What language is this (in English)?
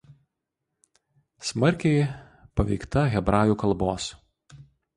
Lithuanian